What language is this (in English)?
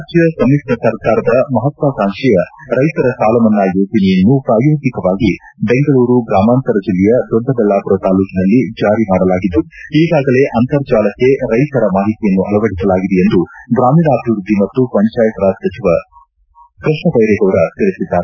Kannada